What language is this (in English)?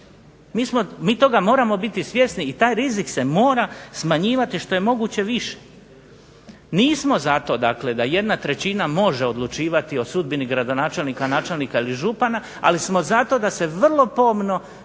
Croatian